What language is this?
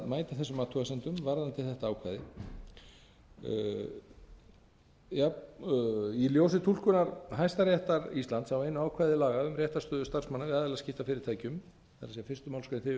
Icelandic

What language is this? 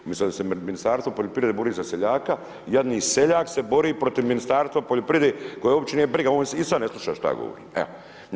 Croatian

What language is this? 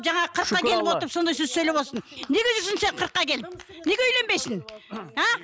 Kazakh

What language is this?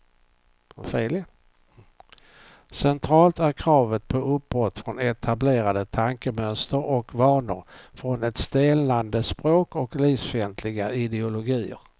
Swedish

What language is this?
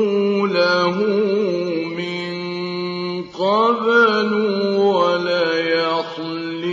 Arabic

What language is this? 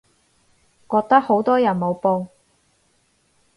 Cantonese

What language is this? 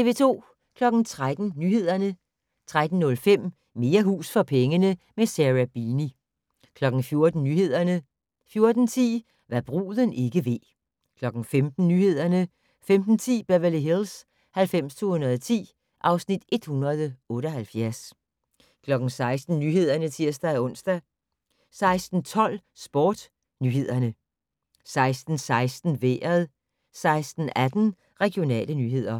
Danish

